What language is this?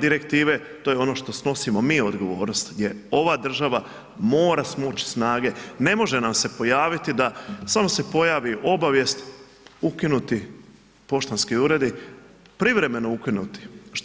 Croatian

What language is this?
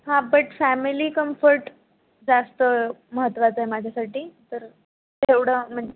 Marathi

